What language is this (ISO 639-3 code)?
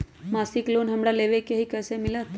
mag